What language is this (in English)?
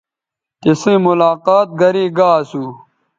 Bateri